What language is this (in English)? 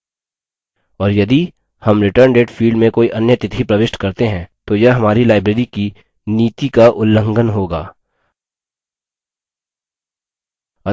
Hindi